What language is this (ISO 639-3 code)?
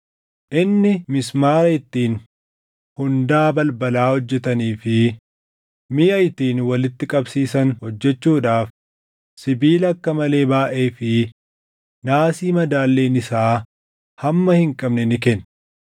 orm